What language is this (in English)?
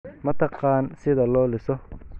Somali